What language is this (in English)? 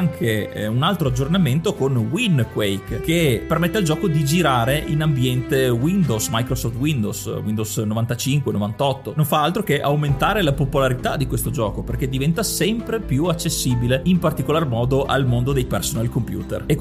Italian